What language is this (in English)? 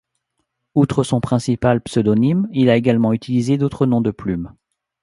French